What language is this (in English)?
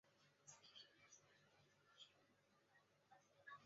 Chinese